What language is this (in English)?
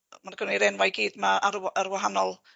Welsh